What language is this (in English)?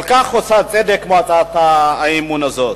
Hebrew